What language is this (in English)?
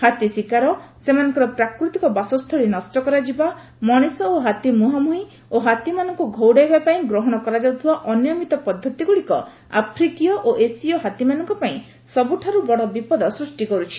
Odia